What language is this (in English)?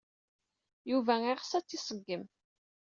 Kabyle